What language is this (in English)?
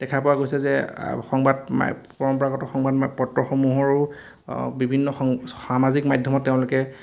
Assamese